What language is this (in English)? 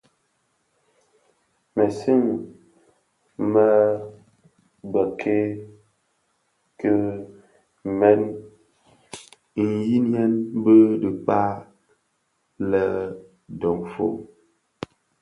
Bafia